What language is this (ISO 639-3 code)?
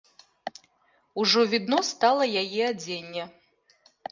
bel